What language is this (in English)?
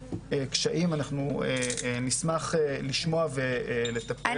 Hebrew